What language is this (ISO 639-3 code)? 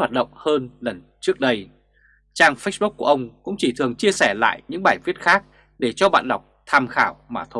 vie